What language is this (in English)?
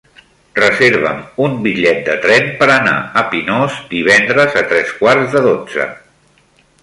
Catalan